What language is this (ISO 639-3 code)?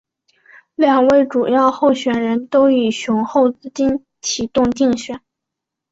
zho